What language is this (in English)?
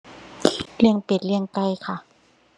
Thai